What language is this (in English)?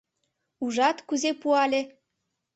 Mari